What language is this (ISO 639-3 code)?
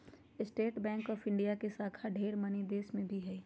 mag